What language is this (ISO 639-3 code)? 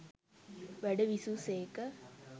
sin